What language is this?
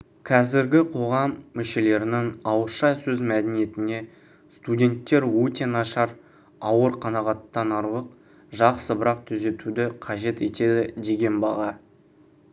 Kazakh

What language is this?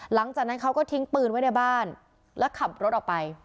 Thai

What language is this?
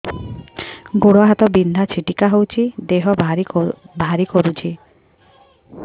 Odia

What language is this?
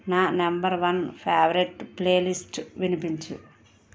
Telugu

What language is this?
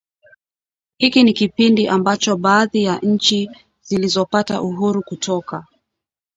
Swahili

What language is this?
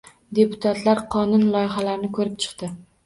Uzbek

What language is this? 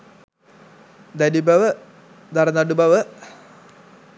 Sinhala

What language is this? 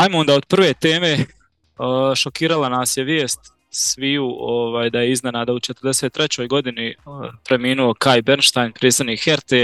Croatian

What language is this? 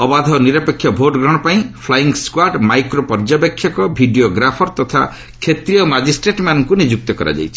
Odia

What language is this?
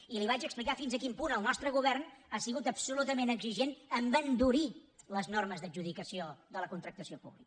Catalan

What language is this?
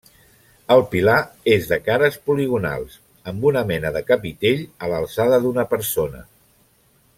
Catalan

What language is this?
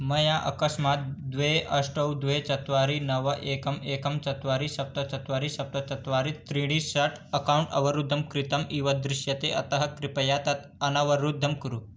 Sanskrit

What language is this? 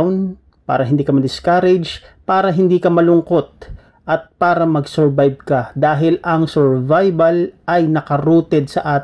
Filipino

